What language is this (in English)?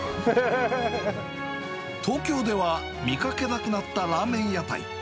Japanese